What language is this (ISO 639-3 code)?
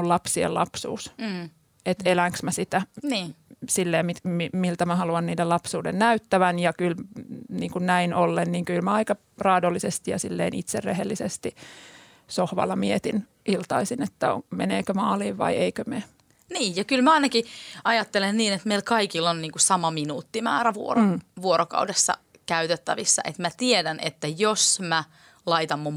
fin